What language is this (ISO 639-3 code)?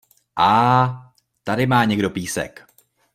ces